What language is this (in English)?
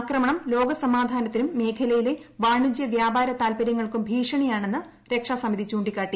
Malayalam